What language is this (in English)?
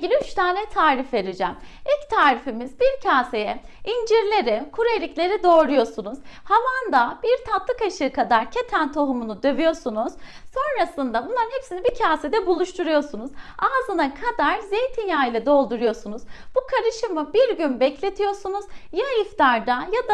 Turkish